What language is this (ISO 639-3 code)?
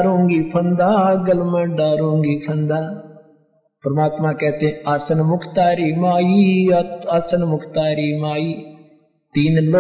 hin